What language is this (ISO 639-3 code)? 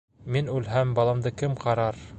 bak